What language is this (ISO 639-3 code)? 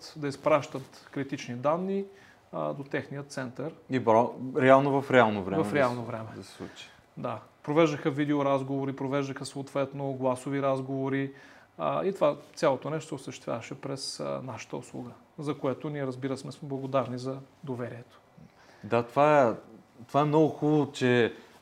bul